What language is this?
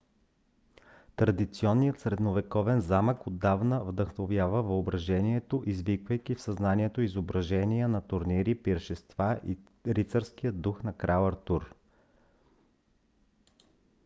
Bulgarian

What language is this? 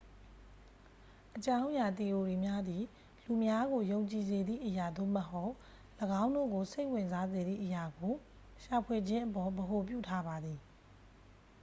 Burmese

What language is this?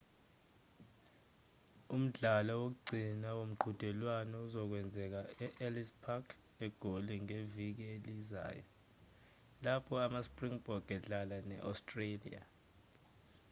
Zulu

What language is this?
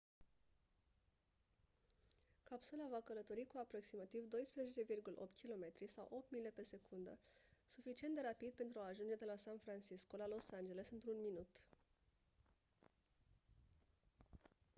Romanian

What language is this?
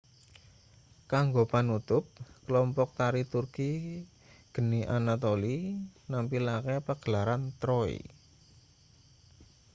Javanese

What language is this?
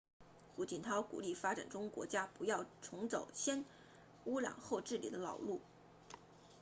Chinese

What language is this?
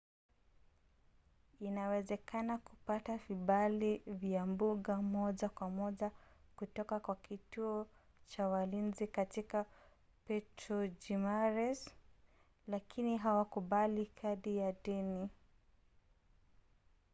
Swahili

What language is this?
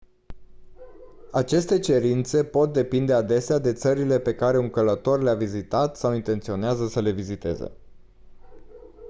Romanian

